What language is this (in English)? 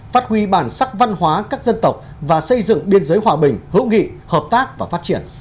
Vietnamese